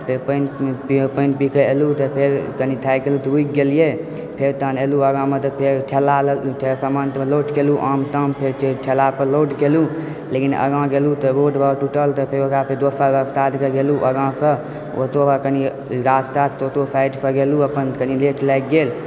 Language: Maithili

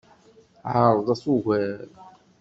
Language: Kabyle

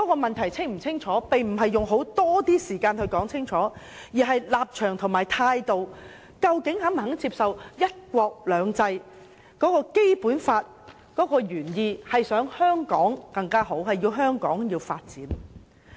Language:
Cantonese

